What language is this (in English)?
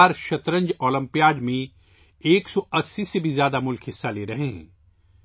Urdu